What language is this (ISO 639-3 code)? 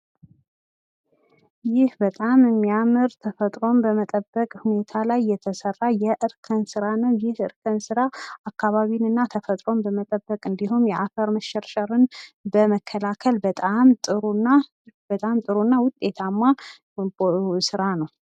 amh